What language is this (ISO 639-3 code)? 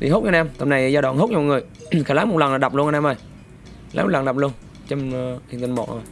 vie